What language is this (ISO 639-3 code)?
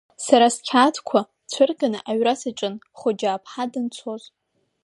abk